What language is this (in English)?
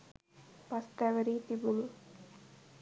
Sinhala